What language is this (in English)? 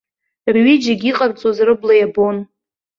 Abkhazian